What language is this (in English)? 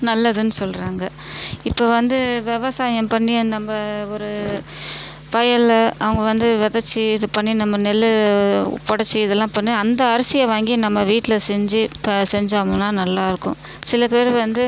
Tamil